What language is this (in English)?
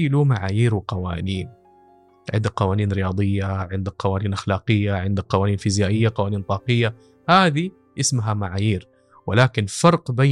Arabic